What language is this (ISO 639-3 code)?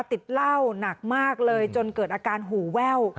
tha